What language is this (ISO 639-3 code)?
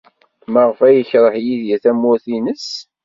kab